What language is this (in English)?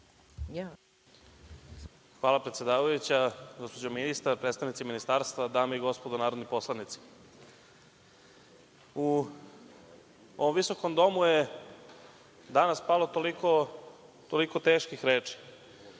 Serbian